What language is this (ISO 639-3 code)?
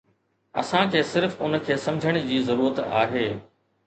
snd